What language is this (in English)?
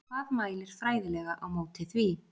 Icelandic